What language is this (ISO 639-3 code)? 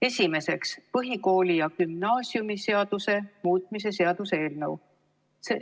est